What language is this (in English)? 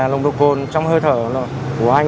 Vietnamese